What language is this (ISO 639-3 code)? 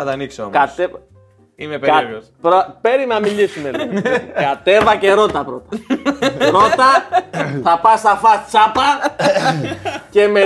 ell